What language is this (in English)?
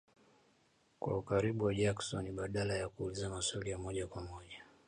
Swahili